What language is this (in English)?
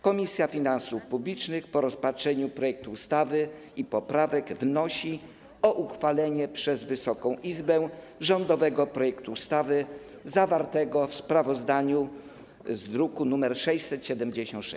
Polish